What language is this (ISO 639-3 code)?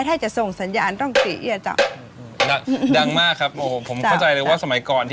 tha